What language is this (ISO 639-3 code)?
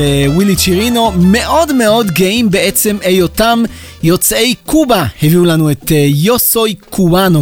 heb